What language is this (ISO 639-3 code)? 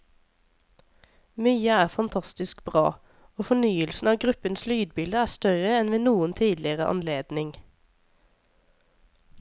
nor